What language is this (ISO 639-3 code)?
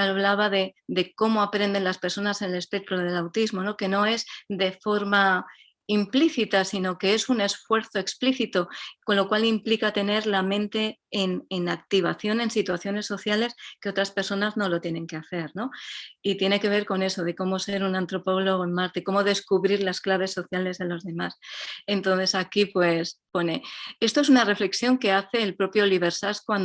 spa